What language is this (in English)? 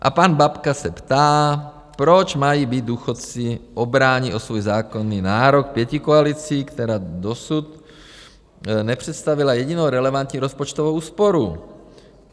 Czech